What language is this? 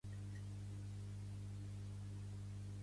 Catalan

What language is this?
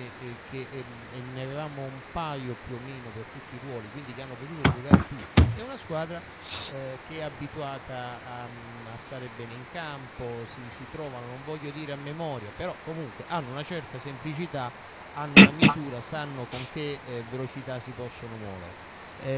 Italian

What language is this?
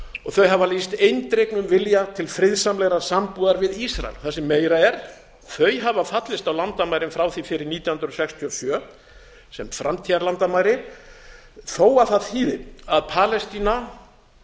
Icelandic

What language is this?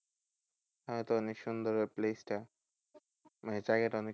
Bangla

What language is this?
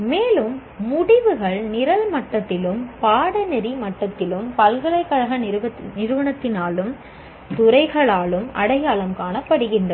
Tamil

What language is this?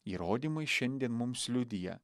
Lithuanian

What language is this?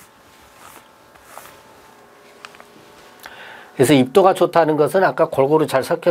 Korean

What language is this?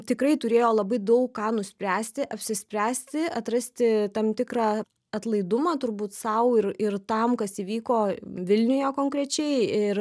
Lithuanian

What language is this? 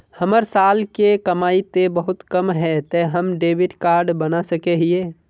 Magahi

